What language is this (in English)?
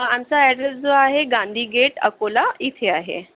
Marathi